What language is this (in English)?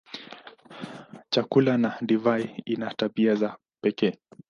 Swahili